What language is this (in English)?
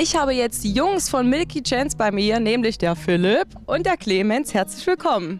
German